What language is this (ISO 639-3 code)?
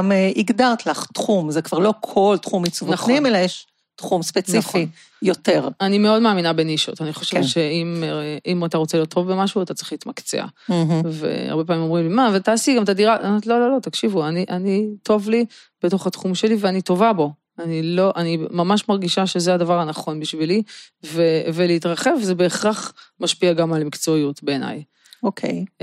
heb